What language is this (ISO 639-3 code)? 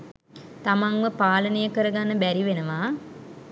sin